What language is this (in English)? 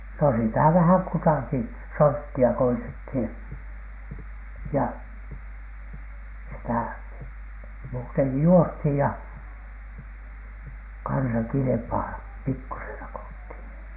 Finnish